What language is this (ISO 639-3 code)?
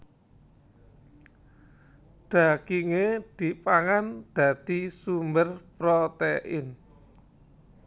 jav